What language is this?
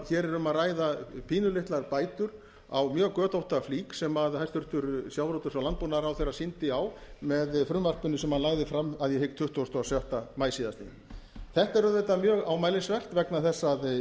Icelandic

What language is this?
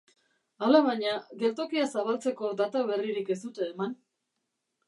Basque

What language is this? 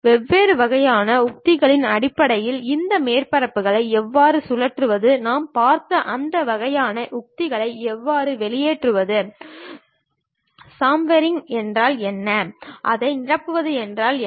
Tamil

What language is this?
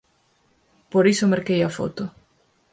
Galician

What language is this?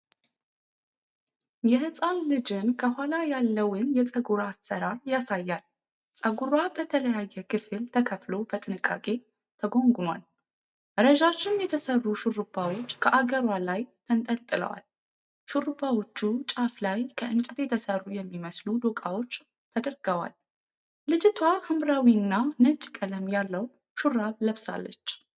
Amharic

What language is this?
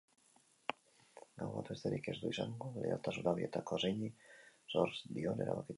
Basque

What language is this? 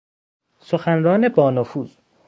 Persian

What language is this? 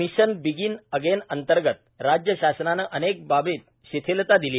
Marathi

